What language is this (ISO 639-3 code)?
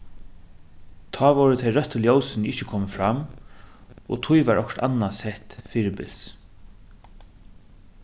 fao